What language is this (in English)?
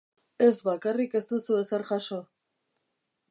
Basque